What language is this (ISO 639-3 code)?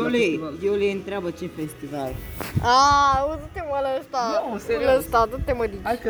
ron